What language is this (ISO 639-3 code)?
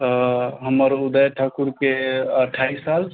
mai